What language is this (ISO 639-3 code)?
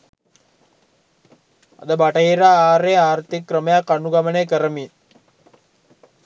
sin